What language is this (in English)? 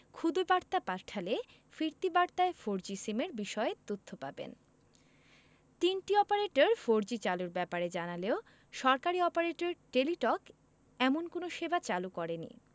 Bangla